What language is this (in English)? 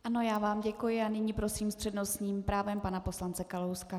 Czech